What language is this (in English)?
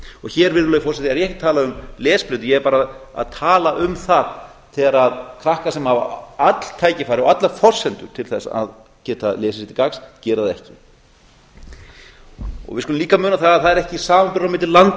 Icelandic